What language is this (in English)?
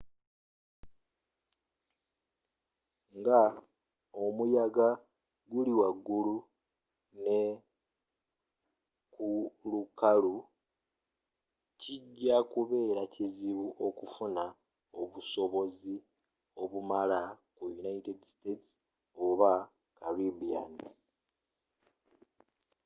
Ganda